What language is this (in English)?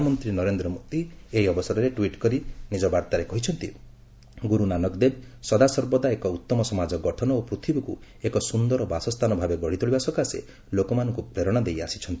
Odia